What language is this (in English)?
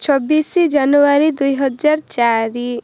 Odia